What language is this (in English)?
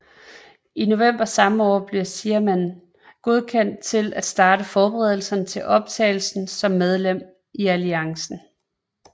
Danish